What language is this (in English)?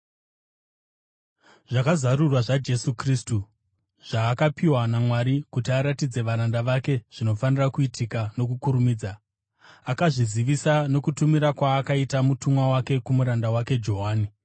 Shona